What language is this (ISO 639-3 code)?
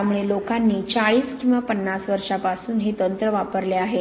mar